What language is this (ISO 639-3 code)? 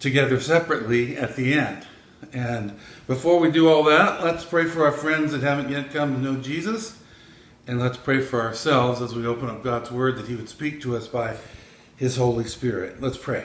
eng